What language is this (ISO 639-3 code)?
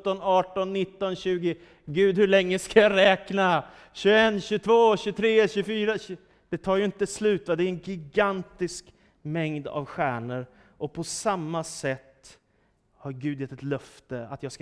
swe